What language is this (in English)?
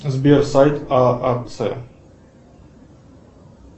Russian